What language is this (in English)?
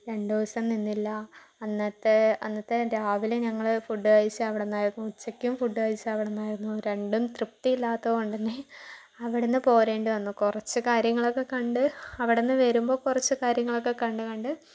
Malayalam